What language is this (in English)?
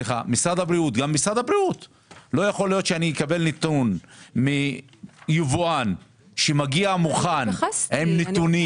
Hebrew